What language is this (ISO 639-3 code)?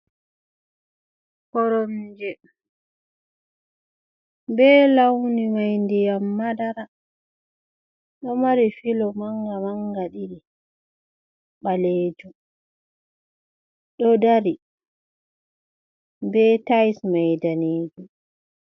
ful